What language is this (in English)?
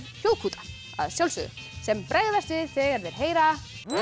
Icelandic